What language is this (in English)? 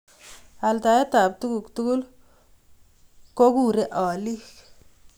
Kalenjin